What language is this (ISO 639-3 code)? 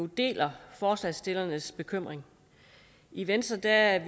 dan